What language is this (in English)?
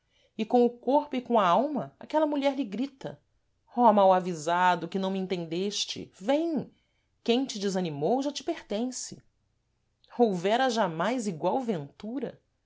Portuguese